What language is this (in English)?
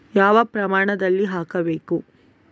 Kannada